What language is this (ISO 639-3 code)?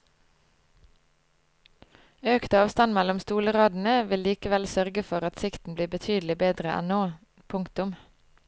nor